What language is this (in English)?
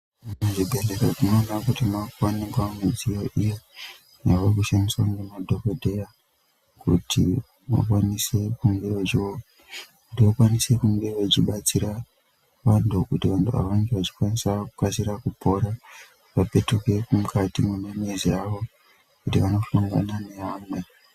Ndau